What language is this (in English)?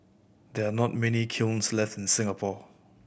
English